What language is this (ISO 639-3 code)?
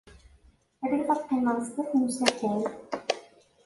kab